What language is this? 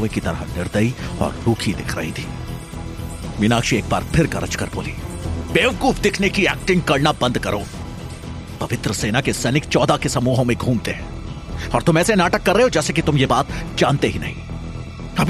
Hindi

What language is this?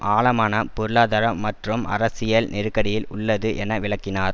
Tamil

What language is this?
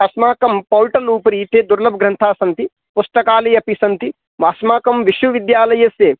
Sanskrit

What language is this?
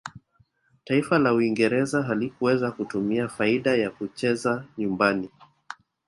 Swahili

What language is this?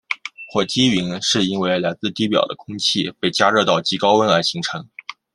Chinese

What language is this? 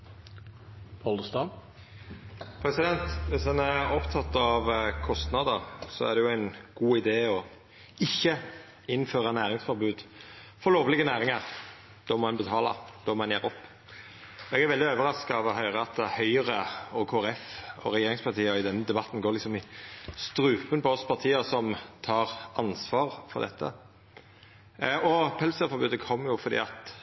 Norwegian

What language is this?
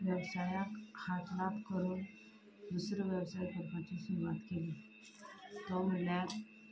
Konkani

